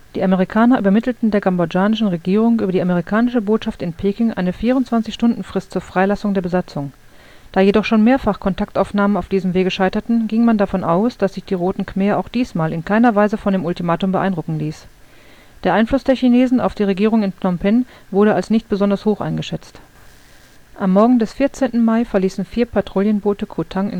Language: German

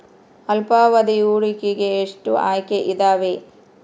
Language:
Kannada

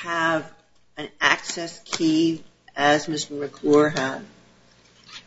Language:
English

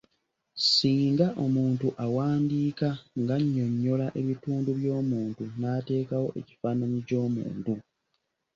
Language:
Ganda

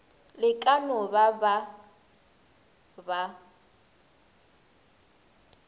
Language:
Northern Sotho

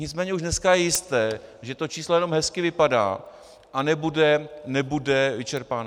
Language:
Czech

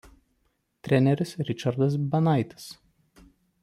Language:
Lithuanian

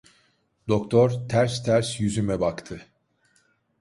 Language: Turkish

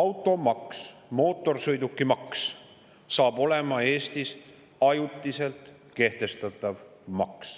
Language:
Estonian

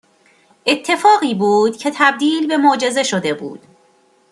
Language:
Persian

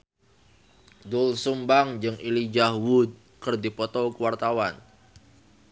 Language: Sundanese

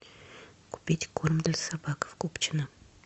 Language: Russian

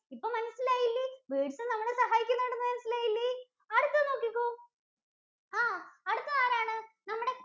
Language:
Malayalam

